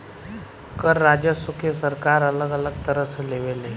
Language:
Bhojpuri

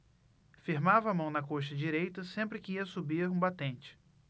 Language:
Portuguese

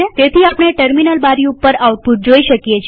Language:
Gujarati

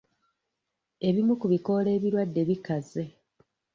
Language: Ganda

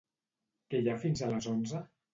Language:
Catalan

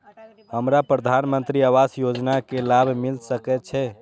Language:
Maithili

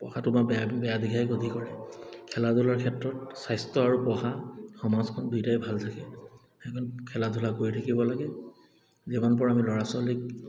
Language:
Assamese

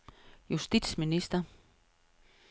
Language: Danish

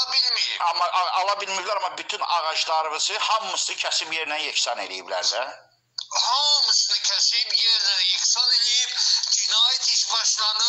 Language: Turkish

